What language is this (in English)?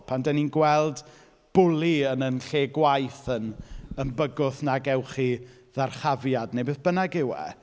Welsh